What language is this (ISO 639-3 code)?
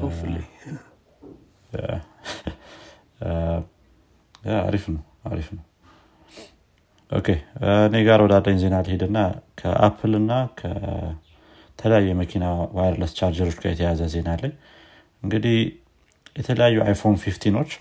amh